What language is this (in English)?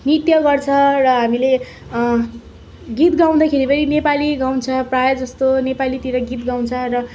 Nepali